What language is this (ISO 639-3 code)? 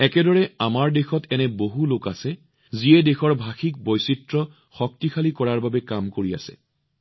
asm